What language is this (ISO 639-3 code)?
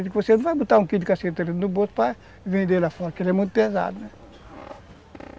por